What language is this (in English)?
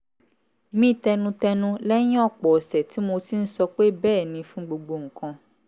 Yoruba